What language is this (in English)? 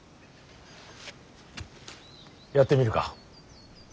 Japanese